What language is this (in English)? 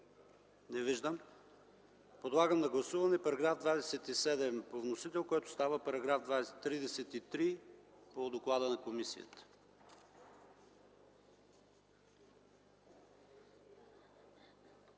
Bulgarian